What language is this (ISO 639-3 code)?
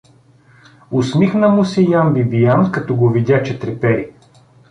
bul